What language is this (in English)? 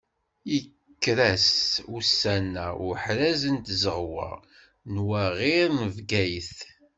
Kabyle